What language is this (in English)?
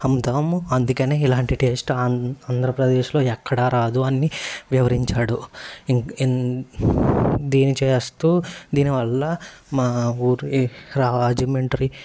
Telugu